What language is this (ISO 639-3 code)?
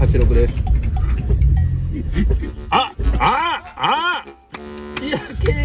jpn